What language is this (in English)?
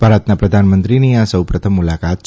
Gujarati